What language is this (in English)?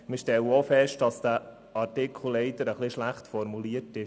Swiss German